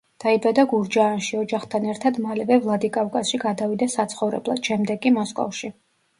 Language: Georgian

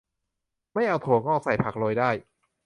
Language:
Thai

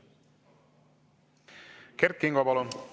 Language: Estonian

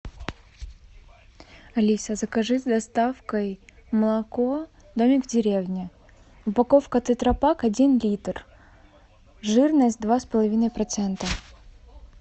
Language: Russian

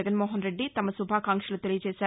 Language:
Telugu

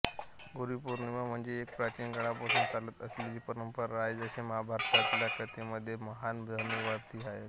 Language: Marathi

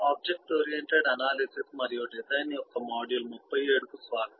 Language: Telugu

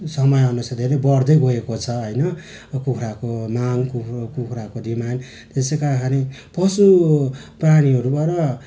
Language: Nepali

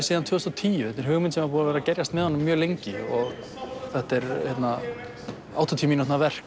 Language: Icelandic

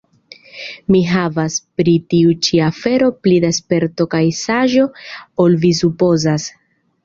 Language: Esperanto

